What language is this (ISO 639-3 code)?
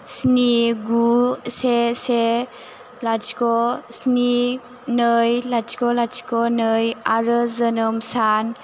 brx